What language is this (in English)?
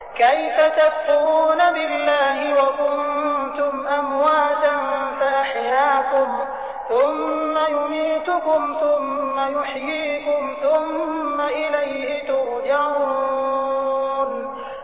Arabic